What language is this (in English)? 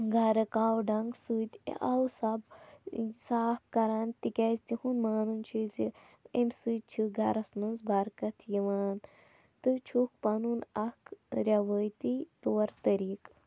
Kashmiri